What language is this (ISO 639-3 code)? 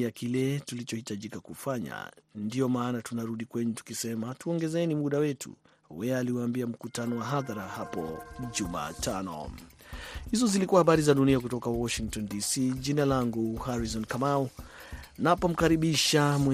swa